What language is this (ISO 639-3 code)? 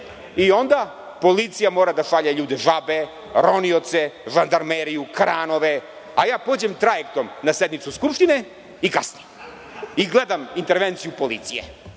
srp